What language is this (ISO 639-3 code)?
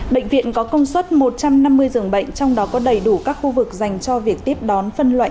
vie